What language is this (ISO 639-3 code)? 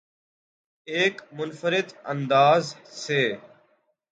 urd